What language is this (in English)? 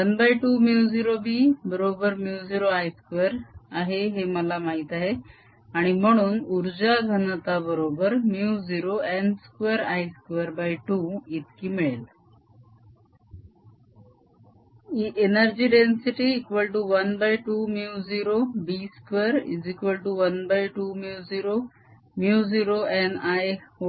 Marathi